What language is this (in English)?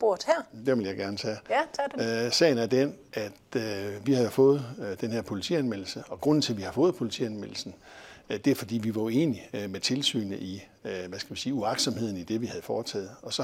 Danish